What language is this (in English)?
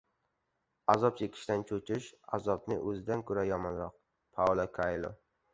Uzbek